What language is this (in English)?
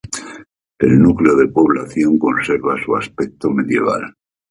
Spanish